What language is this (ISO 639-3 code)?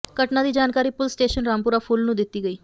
pan